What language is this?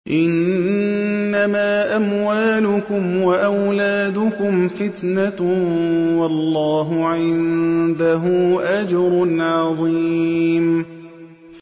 Arabic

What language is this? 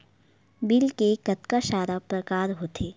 Chhattisgarhi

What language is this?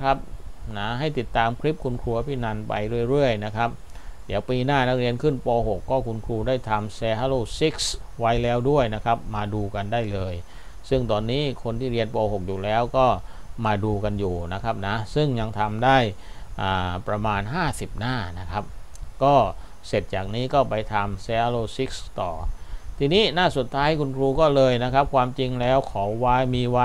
Thai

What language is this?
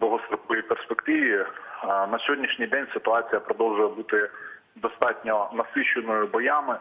Ukrainian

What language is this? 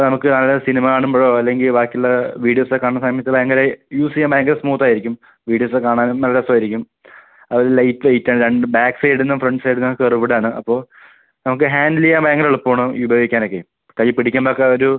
Malayalam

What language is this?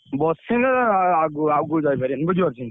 Odia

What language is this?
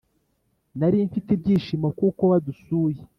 Kinyarwanda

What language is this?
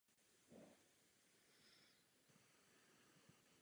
Czech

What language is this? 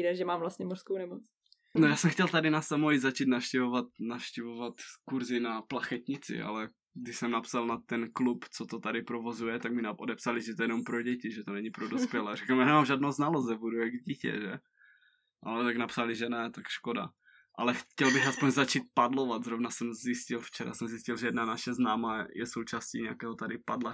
Czech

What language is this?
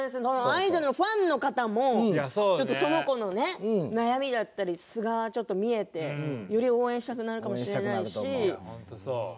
Japanese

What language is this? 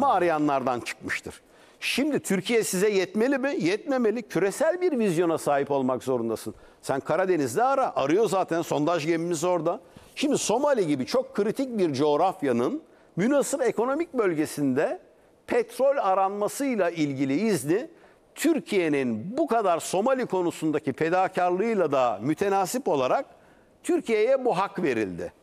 Turkish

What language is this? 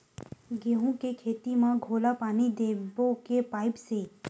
Chhattisgarhi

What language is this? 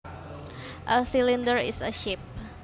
Javanese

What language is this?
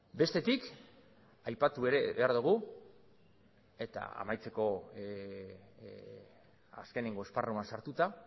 Basque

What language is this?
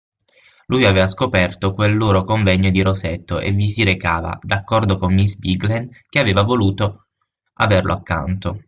Italian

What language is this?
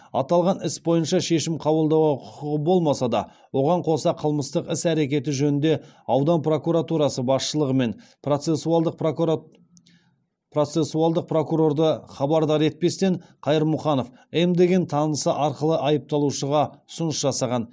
Kazakh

